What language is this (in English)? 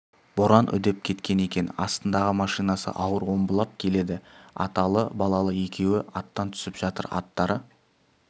Kazakh